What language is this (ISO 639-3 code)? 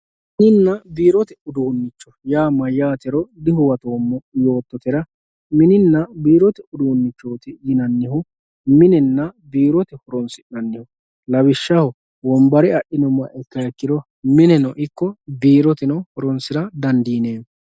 sid